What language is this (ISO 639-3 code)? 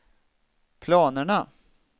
swe